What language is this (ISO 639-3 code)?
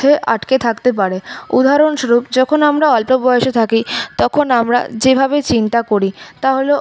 ben